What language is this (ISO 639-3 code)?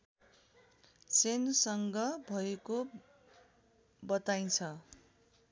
nep